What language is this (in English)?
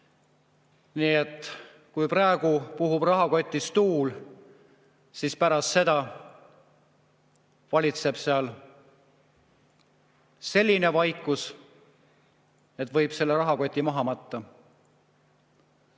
Estonian